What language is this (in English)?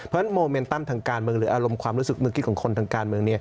Thai